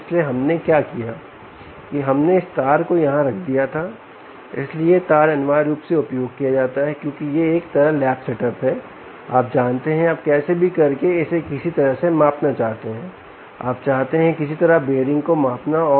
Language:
Hindi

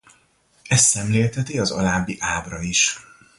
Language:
Hungarian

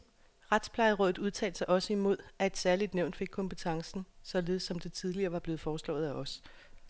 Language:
Danish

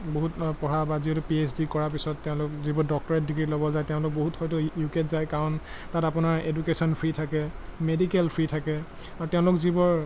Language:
Assamese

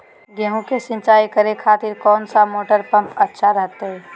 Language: Magahi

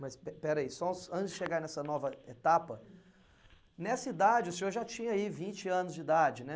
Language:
Portuguese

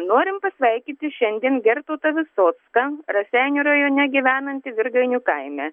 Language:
Lithuanian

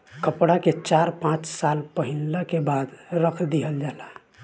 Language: Bhojpuri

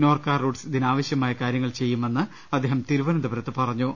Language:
Malayalam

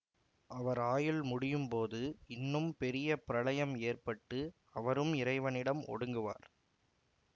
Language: Tamil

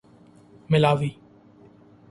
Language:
Urdu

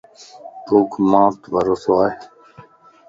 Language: Lasi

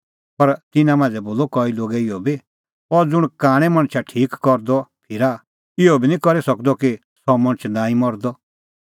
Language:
Kullu Pahari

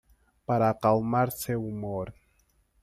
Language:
Portuguese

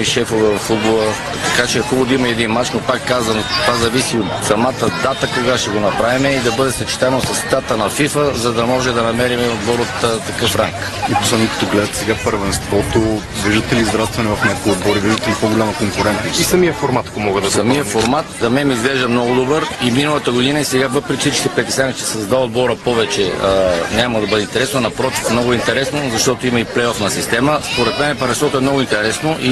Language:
Bulgarian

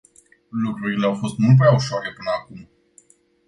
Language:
Romanian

